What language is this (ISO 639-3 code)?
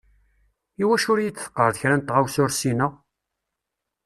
kab